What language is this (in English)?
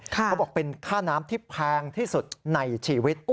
Thai